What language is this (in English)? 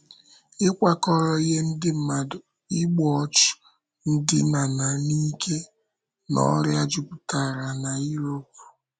Igbo